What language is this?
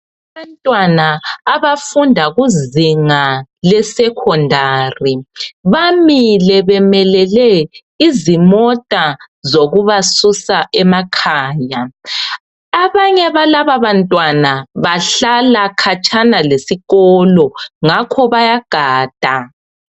North Ndebele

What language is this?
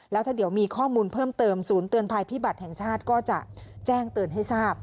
Thai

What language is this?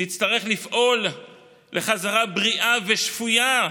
Hebrew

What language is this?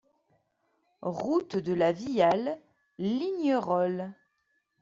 French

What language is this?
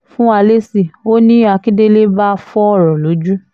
Yoruba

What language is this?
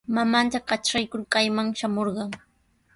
Sihuas Ancash Quechua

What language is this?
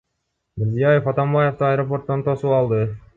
Kyrgyz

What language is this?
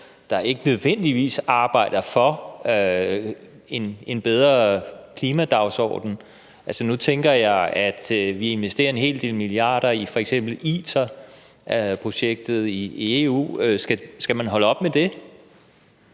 Danish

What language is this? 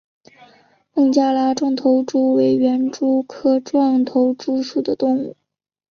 Chinese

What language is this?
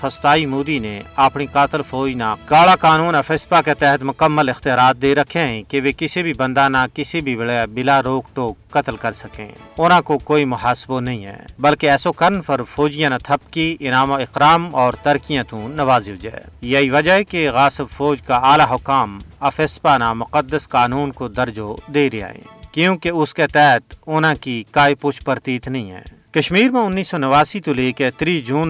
Urdu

